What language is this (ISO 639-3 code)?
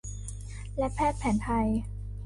tha